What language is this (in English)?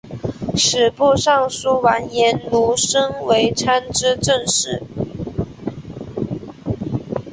Chinese